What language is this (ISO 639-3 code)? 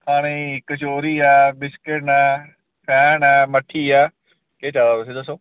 doi